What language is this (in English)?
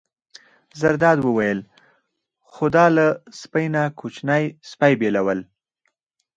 Pashto